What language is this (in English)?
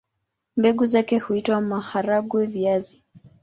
Swahili